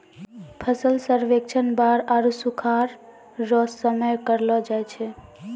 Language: Maithili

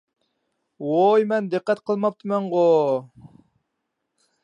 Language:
Uyghur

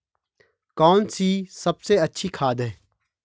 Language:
Hindi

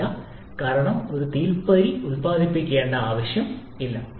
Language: Malayalam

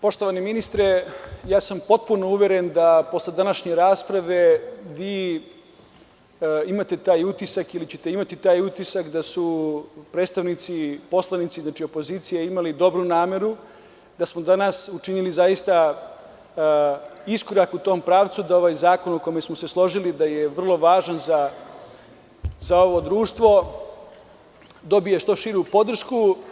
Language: Serbian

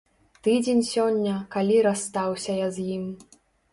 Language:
Belarusian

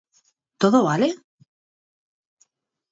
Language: Galician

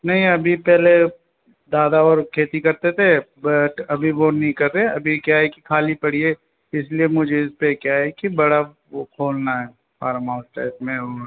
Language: Hindi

